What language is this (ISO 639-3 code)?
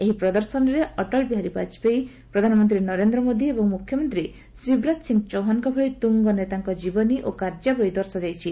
ori